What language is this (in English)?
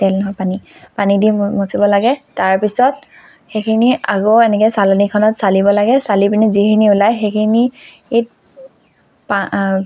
Assamese